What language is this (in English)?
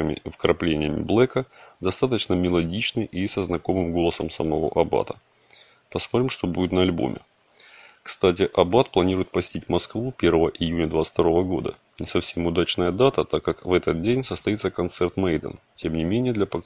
Russian